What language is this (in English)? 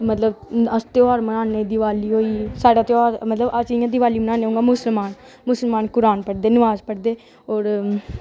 Dogri